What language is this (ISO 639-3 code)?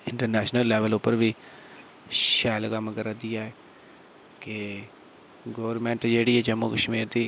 doi